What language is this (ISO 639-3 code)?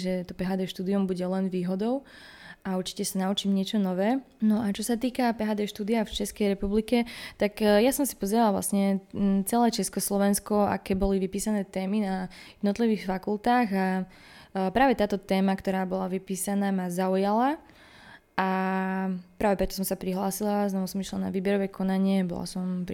slk